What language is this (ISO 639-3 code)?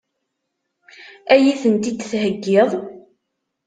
kab